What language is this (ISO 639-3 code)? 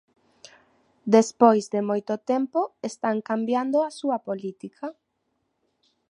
glg